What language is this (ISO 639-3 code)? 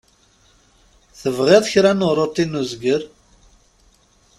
kab